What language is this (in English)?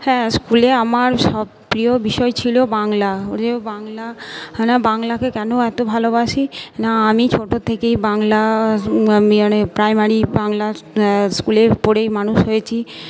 Bangla